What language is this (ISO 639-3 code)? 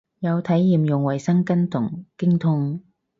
yue